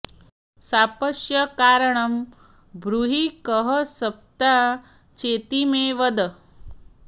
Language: Sanskrit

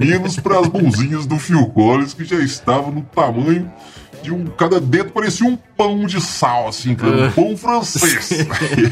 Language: Portuguese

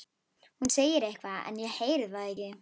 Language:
Icelandic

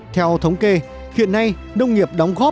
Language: Vietnamese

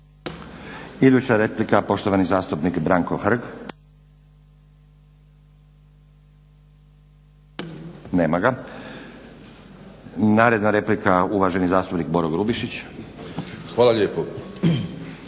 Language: Croatian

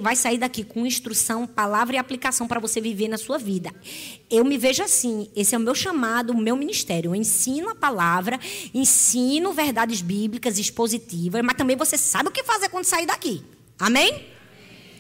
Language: Portuguese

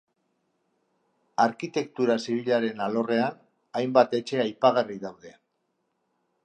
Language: Basque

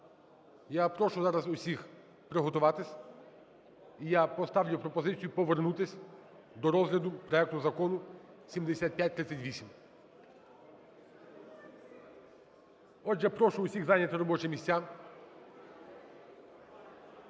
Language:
Ukrainian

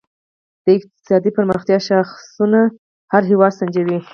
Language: Pashto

